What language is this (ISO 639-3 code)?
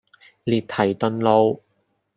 yue